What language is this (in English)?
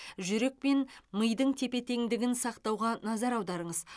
Kazakh